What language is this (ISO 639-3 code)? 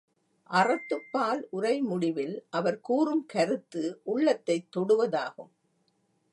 tam